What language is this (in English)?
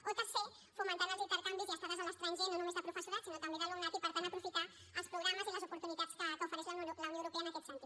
Catalan